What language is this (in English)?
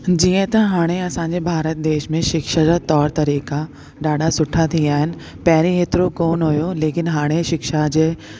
Sindhi